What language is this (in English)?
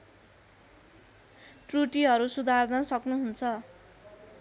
Nepali